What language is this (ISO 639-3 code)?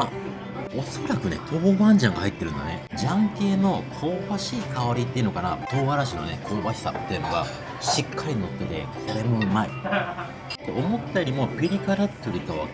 jpn